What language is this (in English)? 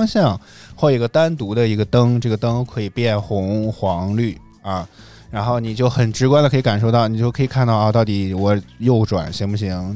Chinese